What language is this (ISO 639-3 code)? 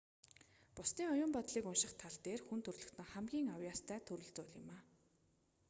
mon